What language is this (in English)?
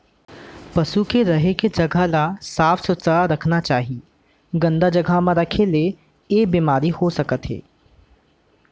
Chhattisgarhi